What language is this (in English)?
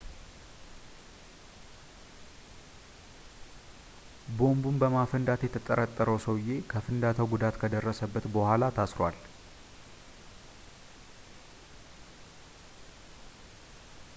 Amharic